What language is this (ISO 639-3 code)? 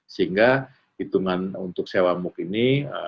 ind